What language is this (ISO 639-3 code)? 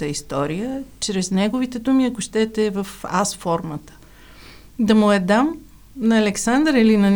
bul